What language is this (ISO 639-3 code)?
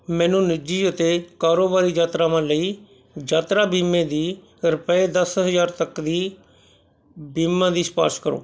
pan